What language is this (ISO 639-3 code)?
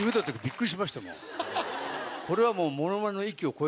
jpn